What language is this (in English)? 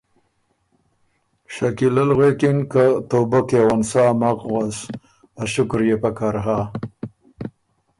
Ormuri